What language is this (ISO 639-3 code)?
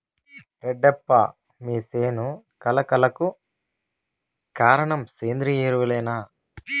tel